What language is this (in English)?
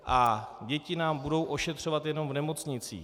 Czech